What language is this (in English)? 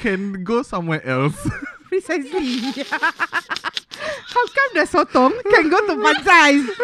Malay